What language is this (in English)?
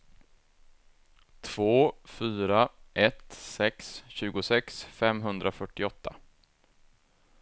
Swedish